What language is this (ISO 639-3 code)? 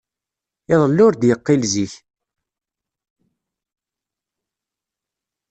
kab